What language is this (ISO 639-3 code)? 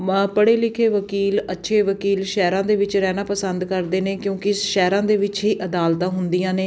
pan